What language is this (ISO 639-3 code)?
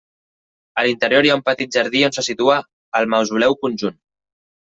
cat